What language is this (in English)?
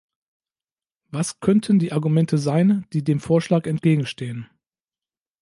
German